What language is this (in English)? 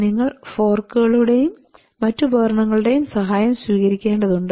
Malayalam